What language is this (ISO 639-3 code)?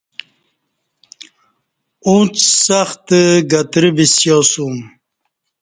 bsh